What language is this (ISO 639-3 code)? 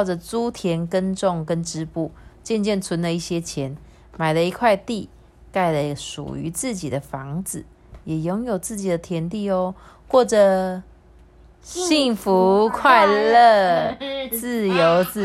zho